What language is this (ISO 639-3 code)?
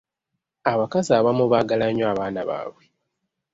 lug